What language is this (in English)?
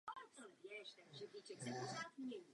Czech